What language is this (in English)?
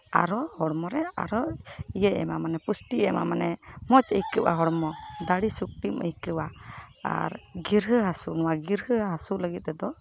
Santali